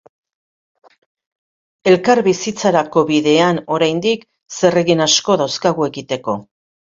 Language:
Basque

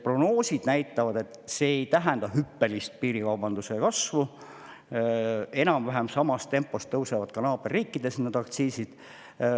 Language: Estonian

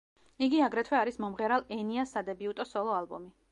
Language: Georgian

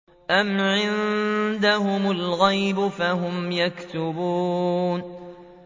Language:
Arabic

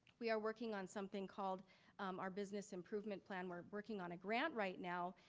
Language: English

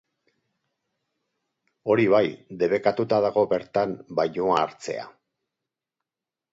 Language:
Basque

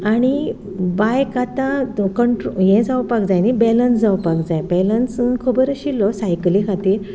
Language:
Konkani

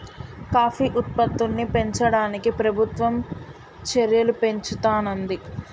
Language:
Telugu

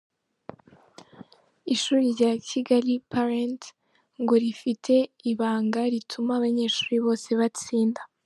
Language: Kinyarwanda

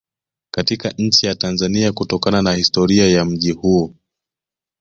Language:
Swahili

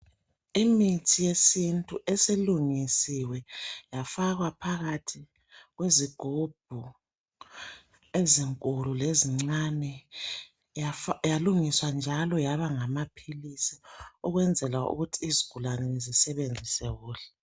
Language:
North Ndebele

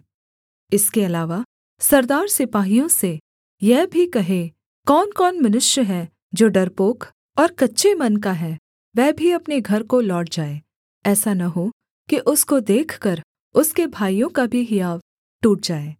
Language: Hindi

